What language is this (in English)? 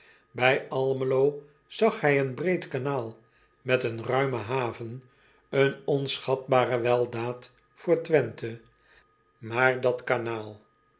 Dutch